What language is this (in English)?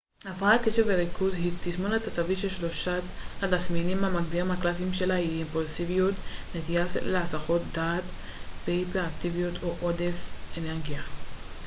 Hebrew